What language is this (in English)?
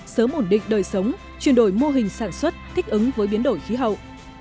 Vietnamese